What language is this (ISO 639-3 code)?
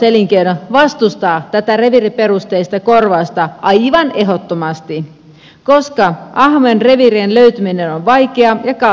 fin